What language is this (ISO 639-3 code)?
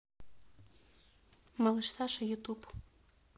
rus